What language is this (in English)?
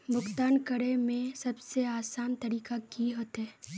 Magahi